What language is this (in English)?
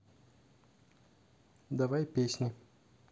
Russian